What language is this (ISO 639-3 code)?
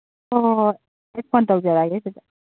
mni